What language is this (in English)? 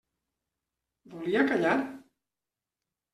Catalan